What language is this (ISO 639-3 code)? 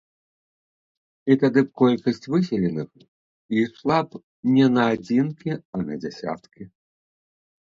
bel